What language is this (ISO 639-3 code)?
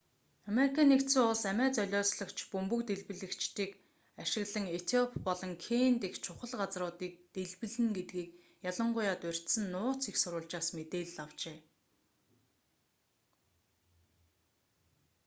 mon